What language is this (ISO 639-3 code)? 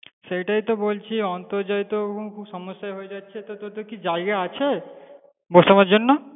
ben